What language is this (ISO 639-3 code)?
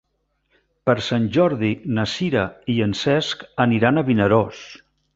cat